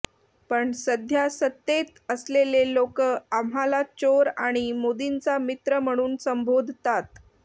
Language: Marathi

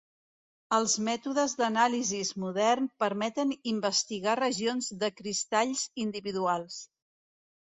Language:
Catalan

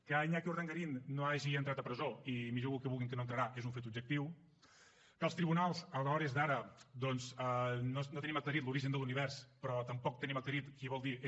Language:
Catalan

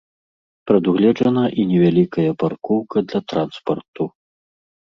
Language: Belarusian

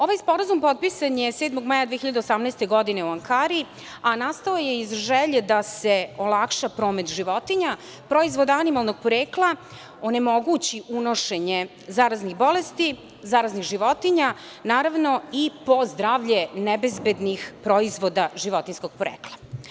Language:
Serbian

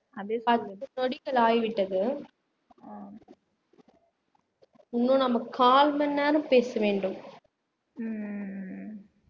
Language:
Tamil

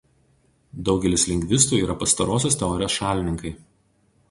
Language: Lithuanian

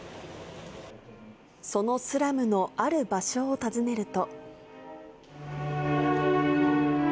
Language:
Japanese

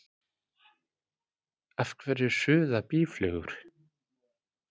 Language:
Icelandic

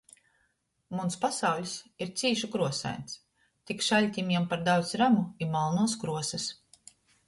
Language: Latgalian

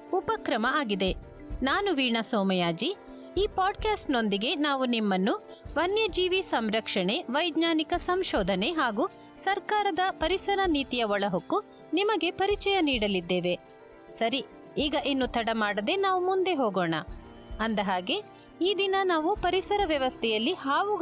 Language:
Kannada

